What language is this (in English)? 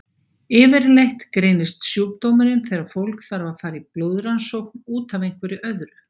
Icelandic